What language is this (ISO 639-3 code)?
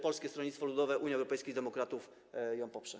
pol